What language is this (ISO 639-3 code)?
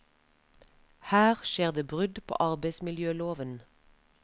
nor